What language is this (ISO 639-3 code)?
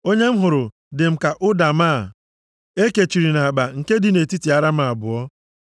ibo